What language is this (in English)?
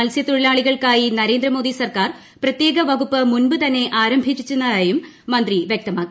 Malayalam